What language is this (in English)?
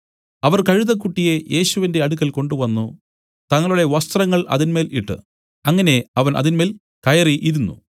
Malayalam